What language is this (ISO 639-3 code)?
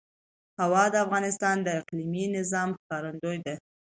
pus